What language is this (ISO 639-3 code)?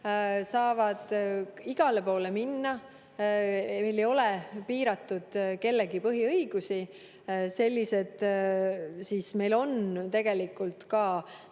est